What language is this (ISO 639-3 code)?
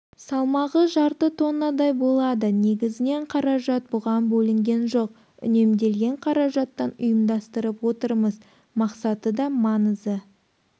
kaz